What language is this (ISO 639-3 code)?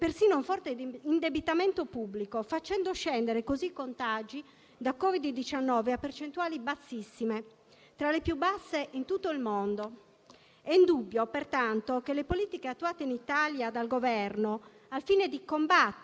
ita